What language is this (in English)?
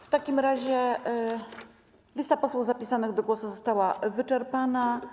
Polish